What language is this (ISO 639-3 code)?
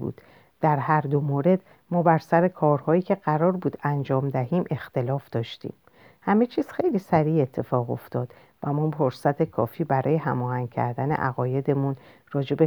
fas